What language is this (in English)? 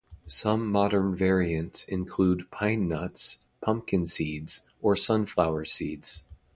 English